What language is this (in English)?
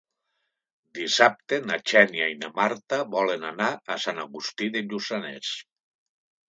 Catalan